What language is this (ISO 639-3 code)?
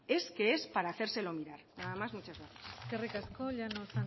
spa